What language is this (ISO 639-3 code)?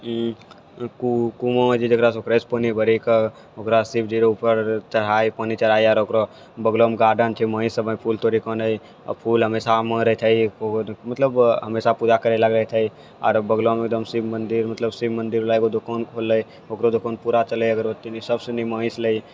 mai